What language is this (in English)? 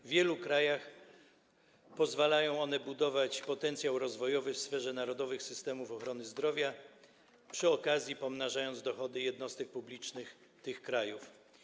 Polish